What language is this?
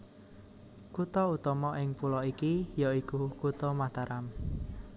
Javanese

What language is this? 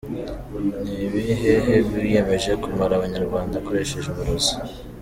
Kinyarwanda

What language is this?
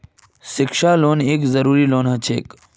Magahi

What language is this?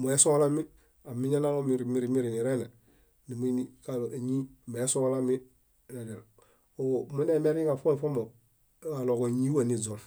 Bayot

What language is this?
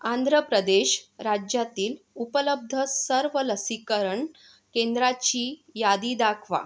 Marathi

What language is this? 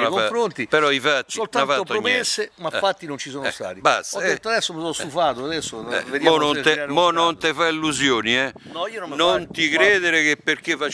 Italian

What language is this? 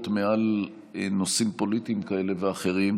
Hebrew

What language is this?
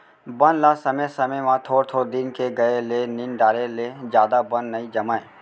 Chhattisgarhi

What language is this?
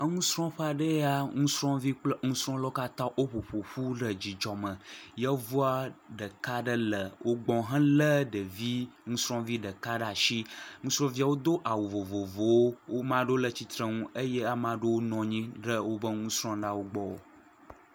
Ewe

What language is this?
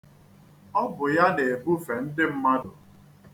Igbo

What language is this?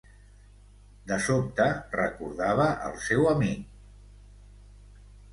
Catalan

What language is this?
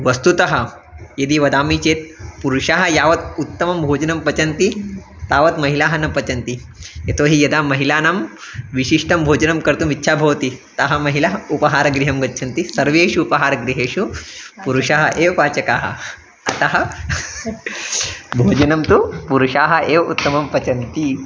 Sanskrit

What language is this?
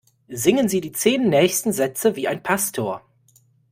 German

